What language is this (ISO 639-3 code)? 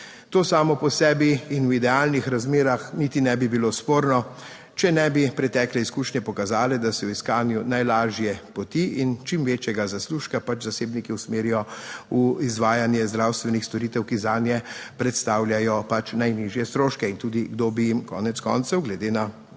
slv